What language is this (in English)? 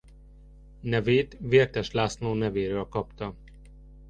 Hungarian